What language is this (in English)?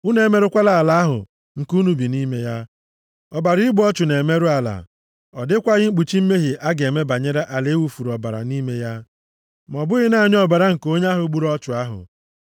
Igbo